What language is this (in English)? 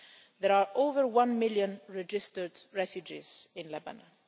English